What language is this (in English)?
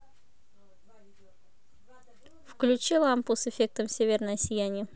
Russian